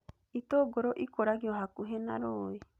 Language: Kikuyu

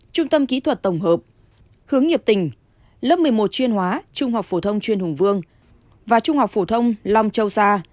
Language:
Vietnamese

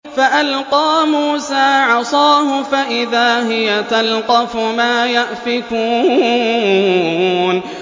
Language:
Arabic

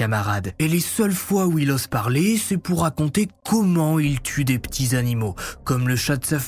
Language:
French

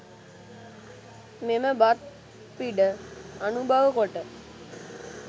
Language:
Sinhala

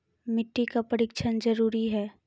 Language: Maithili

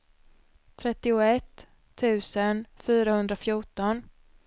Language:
Swedish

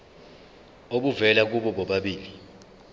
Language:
Zulu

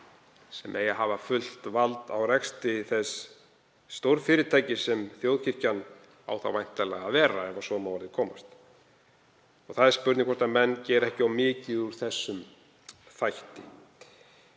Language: Icelandic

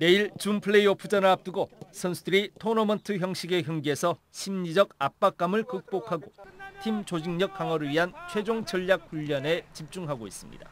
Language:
Korean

